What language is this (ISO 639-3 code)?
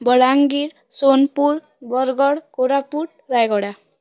ori